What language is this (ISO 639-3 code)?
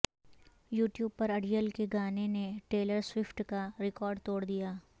urd